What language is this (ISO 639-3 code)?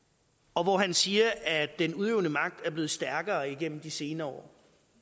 dan